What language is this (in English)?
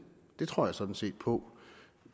Danish